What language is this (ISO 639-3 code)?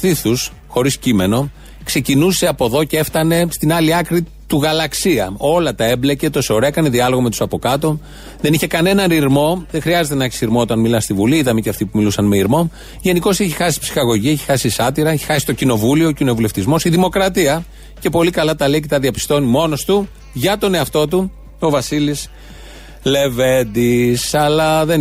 ell